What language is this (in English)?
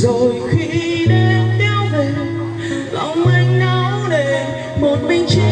Vietnamese